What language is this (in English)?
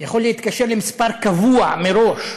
Hebrew